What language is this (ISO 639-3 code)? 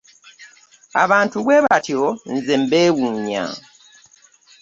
lug